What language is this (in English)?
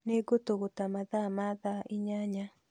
Kikuyu